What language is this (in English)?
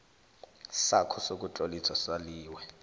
South Ndebele